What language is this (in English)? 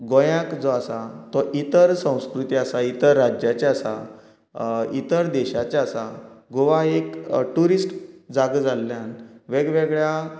Konkani